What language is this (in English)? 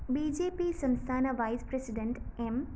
Malayalam